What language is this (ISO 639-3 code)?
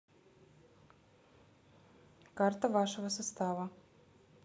rus